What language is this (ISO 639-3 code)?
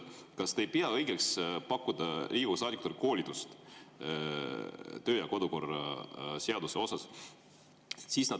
est